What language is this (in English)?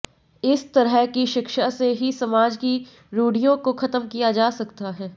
Hindi